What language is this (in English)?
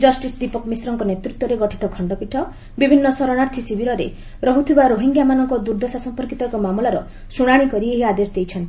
Odia